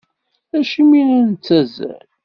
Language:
Kabyle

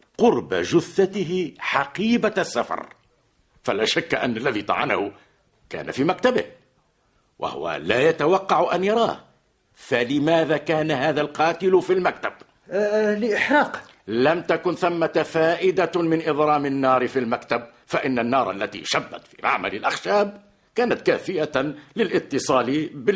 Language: Arabic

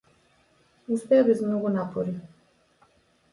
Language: Macedonian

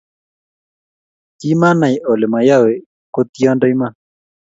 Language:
Kalenjin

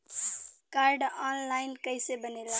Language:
Bhojpuri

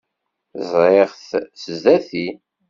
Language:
Kabyle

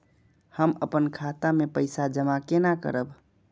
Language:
Maithili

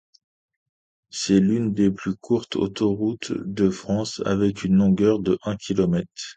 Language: French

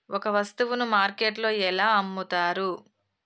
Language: Telugu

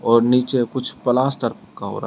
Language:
Hindi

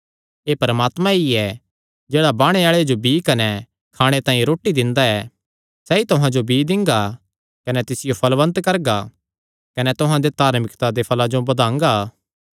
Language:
Kangri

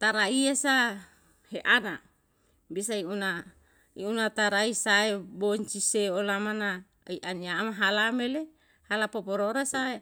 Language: Yalahatan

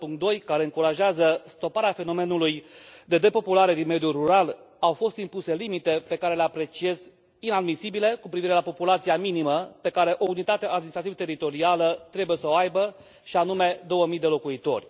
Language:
Romanian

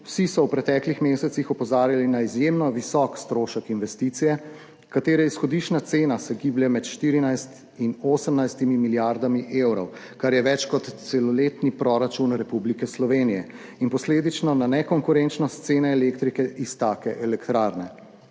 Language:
Slovenian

